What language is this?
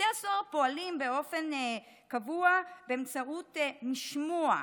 Hebrew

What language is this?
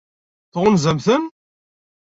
Kabyle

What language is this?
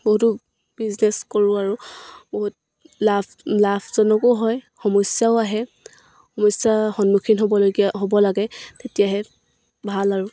Assamese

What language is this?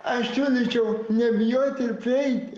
Lithuanian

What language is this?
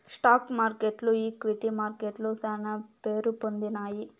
Telugu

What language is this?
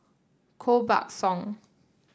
English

